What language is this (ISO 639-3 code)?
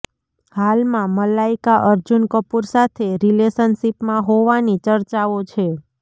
guj